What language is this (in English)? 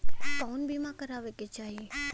Bhojpuri